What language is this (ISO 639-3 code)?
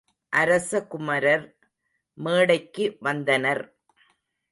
tam